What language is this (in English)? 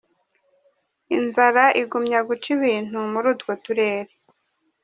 Kinyarwanda